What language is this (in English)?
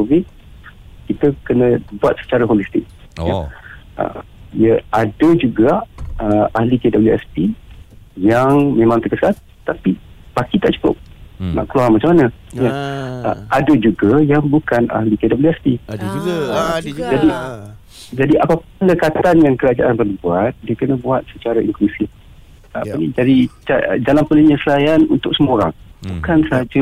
Malay